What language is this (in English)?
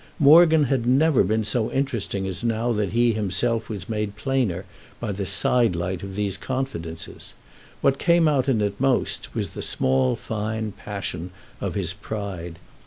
English